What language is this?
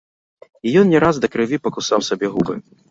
Belarusian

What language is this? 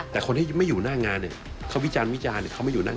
Thai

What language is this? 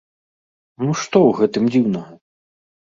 Belarusian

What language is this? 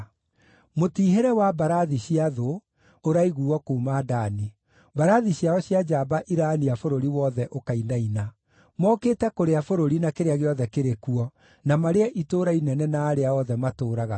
Kikuyu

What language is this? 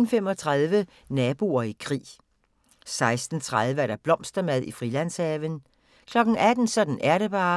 Danish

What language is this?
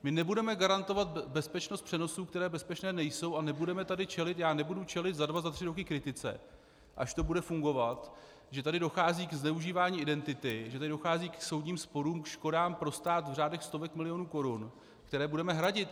Czech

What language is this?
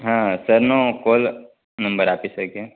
Gujarati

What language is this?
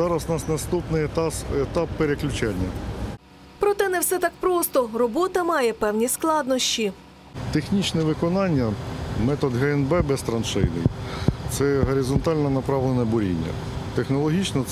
Ukrainian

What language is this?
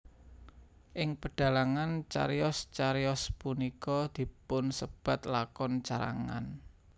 Javanese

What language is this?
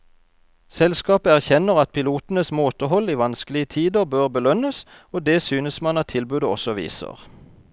Norwegian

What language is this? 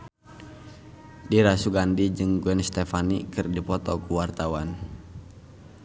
Sundanese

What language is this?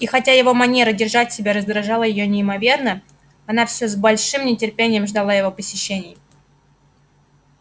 Russian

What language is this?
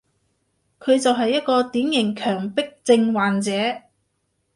Cantonese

